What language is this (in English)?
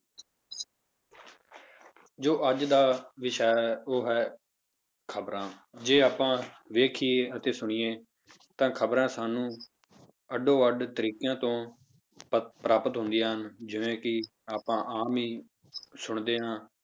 Punjabi